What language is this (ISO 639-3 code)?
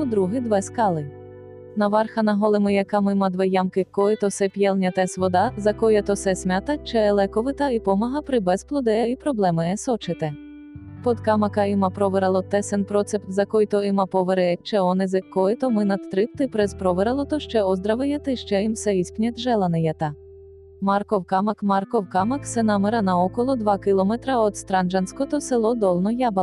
bul